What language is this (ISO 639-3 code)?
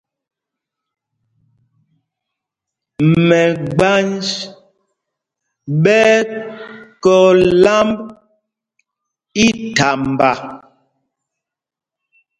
mgg